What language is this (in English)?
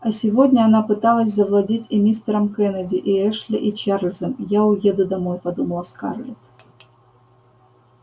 Russian